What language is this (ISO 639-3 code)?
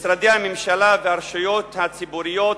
heb